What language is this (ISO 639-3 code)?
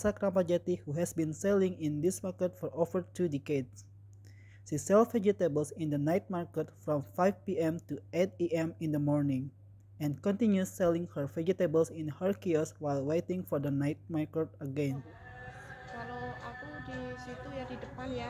ind